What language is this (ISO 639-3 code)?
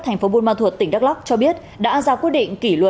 vie